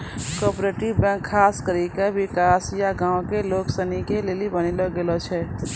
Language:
Maithili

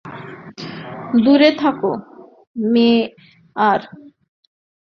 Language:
Bangla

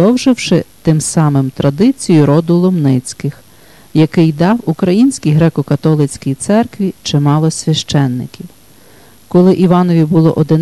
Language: Ukrainian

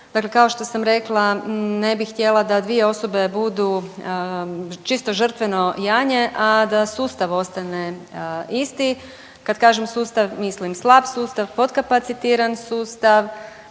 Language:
Croatian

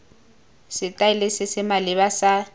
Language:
Tswana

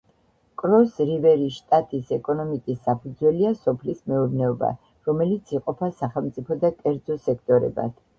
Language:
Georgian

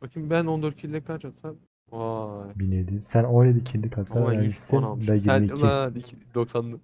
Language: Turkish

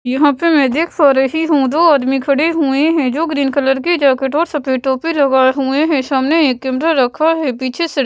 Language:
Hindi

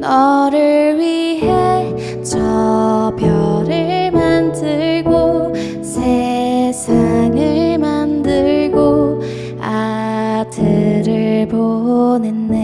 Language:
Korean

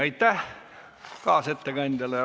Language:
Estonian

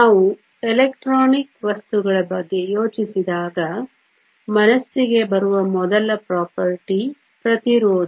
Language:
Kannada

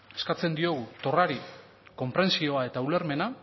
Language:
Basque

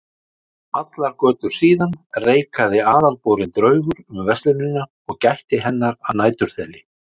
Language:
Icelandic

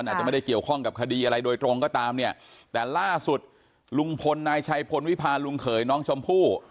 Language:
Thai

